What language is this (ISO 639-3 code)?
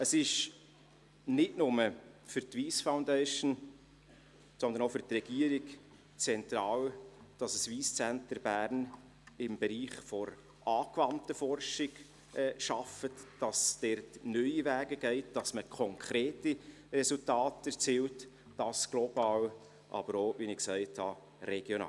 gsw